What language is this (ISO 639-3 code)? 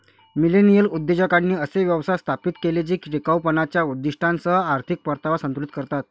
mar